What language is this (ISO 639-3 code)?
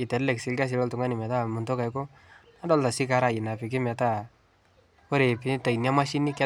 mas